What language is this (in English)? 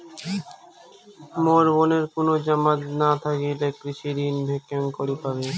Bangla